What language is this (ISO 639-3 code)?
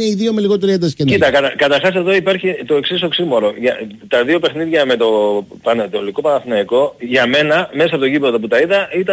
ell